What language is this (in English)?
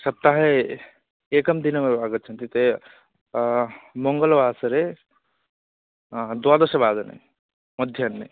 Sanskrit